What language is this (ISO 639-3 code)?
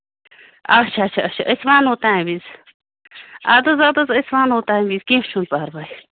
kas